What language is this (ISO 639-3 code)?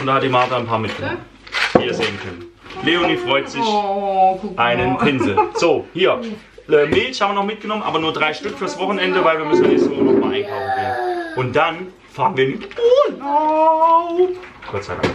deu